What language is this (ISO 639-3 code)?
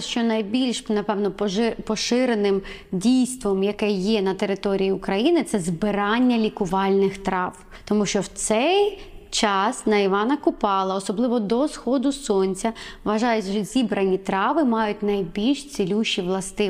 ukr